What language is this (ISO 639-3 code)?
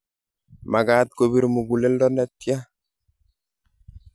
kln